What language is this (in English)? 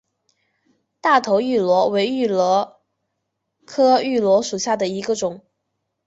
Chinese